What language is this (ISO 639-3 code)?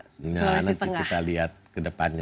ind